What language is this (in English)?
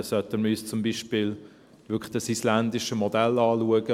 Swiss German